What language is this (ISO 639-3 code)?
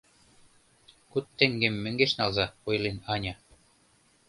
chm